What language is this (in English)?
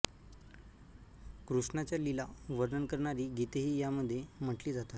Marathi